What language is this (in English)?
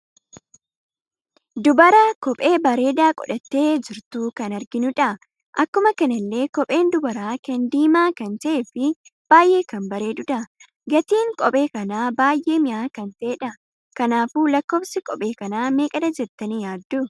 Oromo